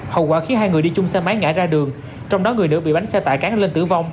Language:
Vietnamese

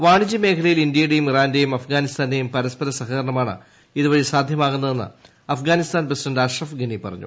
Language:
Malayalam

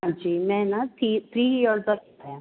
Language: Punjabi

